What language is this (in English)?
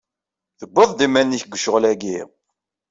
Kabyle